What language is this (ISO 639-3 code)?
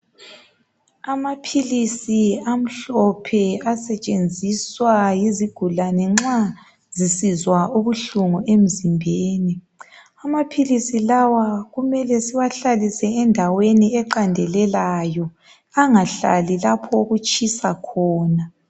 nde